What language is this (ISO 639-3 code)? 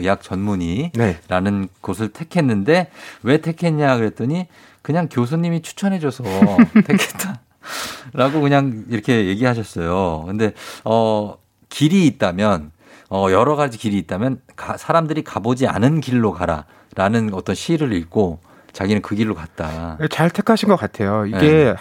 kor